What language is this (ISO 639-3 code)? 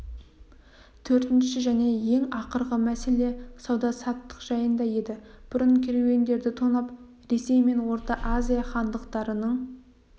kaz